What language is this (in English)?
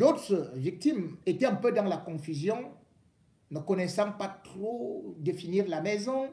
French